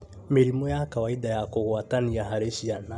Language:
Kikuyu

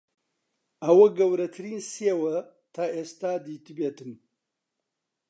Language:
Central Kurdish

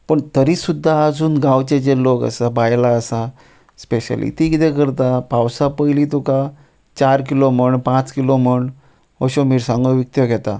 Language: Konkani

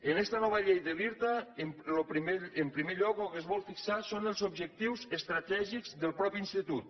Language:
Catalan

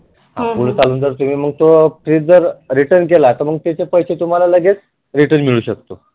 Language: Marathi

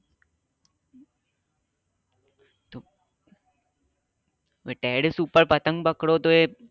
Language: Gujarati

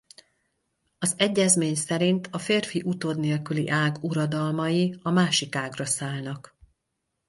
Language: Hungarian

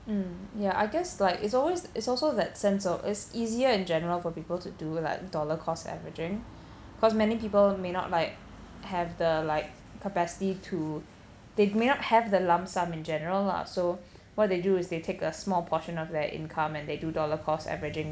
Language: English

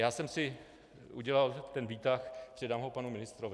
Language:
Czech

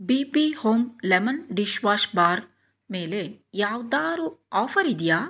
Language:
Kannada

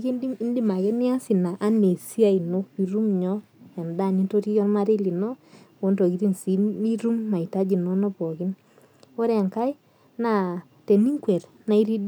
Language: Masai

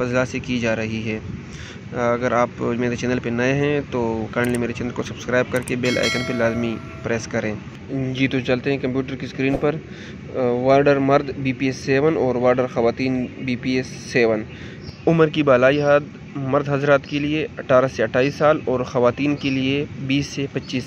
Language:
Hindi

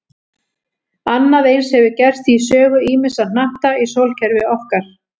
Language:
Icelandic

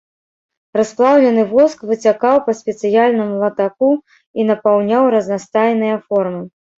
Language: Belarusian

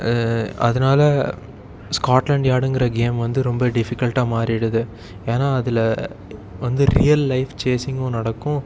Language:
Tamil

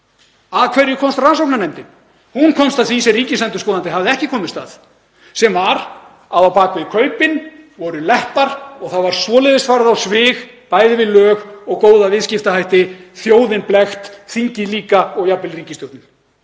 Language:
Icelandic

